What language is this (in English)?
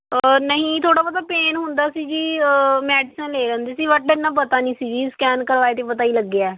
Punjabi